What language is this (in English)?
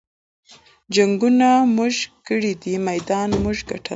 Pashto